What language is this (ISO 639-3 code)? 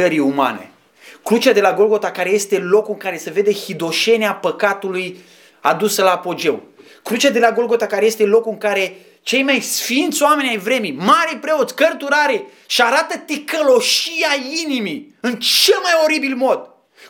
ron